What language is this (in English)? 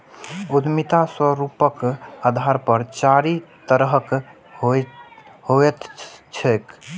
Maithili